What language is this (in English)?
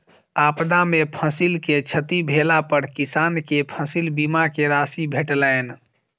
Maithili